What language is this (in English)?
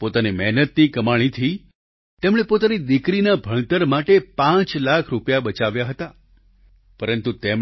Gujarati